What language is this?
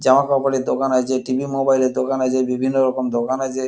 Bangla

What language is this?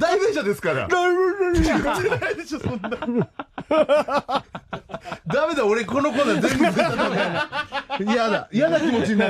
Japanese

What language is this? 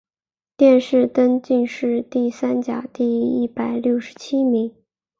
Chinese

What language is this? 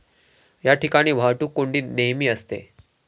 Marathi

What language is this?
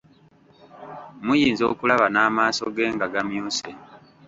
Ganda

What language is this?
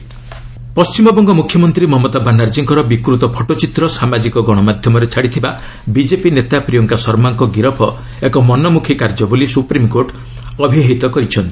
Odia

